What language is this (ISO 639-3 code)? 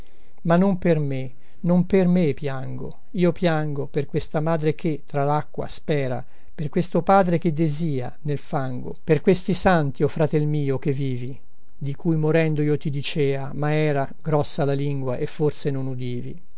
ita